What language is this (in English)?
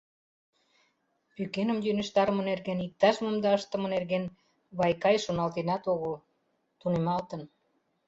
Mari